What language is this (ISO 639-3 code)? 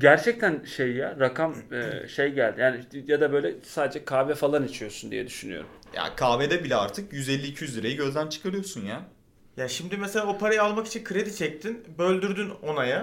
tur